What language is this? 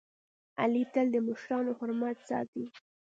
Pashto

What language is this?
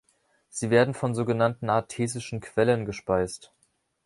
German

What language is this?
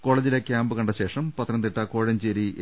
Malayalam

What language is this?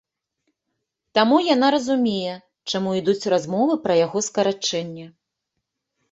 Belarusian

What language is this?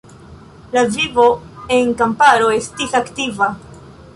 Esperanto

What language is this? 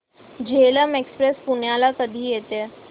Marathi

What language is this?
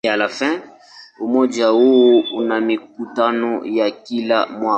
Swahili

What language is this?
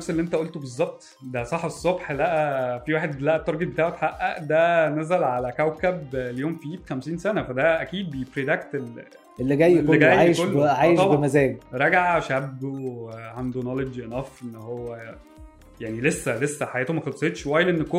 Arabic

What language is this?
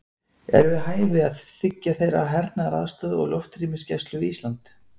Icelandic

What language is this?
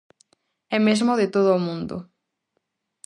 Galician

